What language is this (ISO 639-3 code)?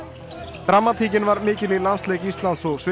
isl